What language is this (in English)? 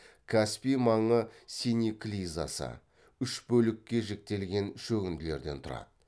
Kazakh